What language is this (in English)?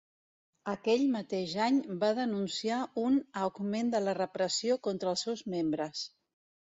Catalan